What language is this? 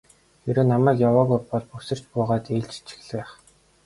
Mongolian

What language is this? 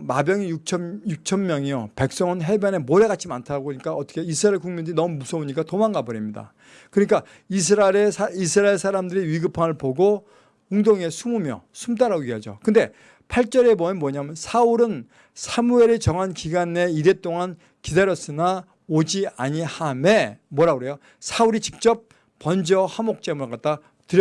Korean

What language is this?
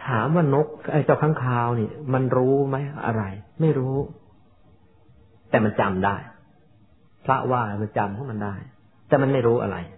Thai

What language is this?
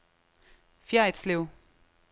Danish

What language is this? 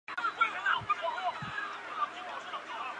Chinese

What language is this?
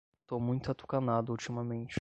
Portuguese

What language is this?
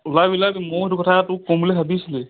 Assamese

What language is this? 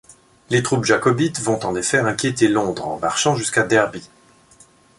French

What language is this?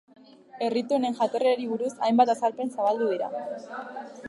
Basque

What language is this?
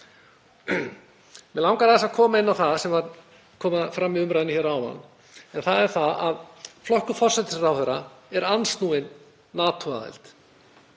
Icelandic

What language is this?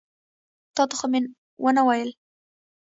Pashto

